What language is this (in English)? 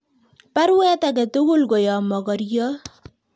Kalenjin